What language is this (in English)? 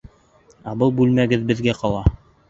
Bashkir